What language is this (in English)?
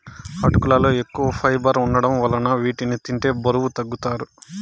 Telugu